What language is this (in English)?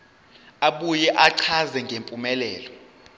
Zulu